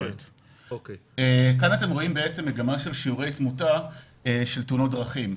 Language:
Hebrew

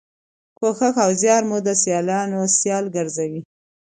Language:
Pashto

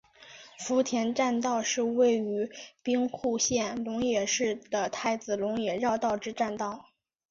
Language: Chinese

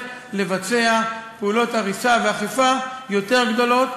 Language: Hebrew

